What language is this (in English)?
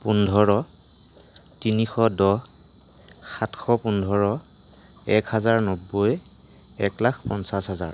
Assamese